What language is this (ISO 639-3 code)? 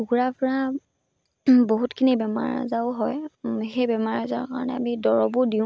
asm